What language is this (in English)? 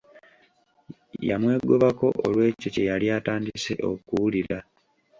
Ganda